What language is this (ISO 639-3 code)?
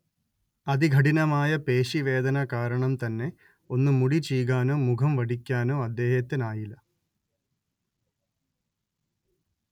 mal